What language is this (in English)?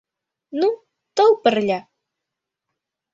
Mari